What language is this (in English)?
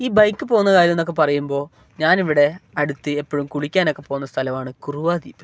Malayalam